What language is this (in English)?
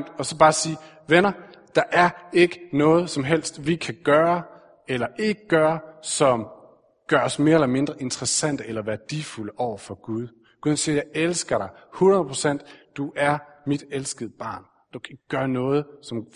Danish